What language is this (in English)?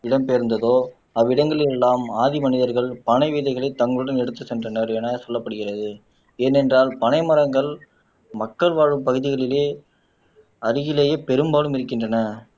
Tamil